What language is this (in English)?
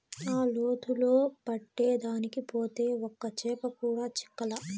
Telugu